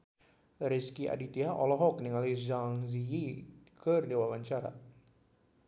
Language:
Sundanese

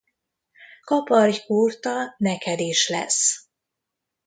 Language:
Hungarian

